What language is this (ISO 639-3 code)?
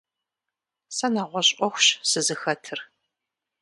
kbd